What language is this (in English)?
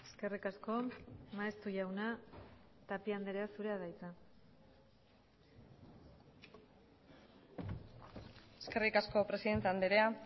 Basque